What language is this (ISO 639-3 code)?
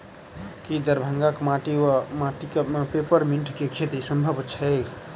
mai